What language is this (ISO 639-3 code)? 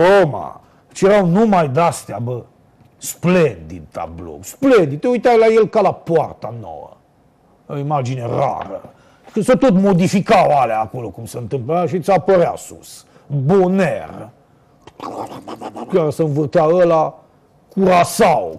ron